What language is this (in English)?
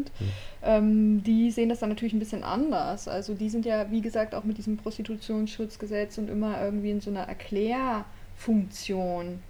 German